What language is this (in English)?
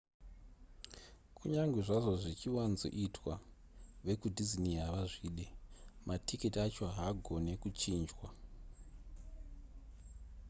Shona